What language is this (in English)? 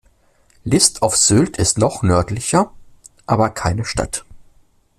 German